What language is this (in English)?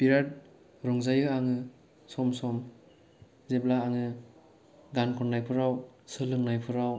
Bodo